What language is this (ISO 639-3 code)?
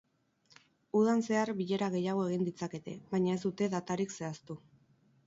eus